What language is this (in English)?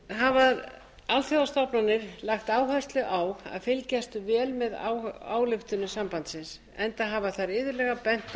Icelandic